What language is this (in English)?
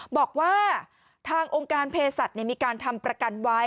Thai